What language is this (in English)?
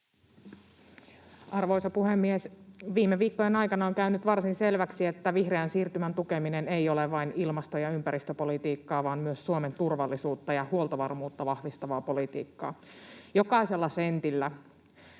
Finnish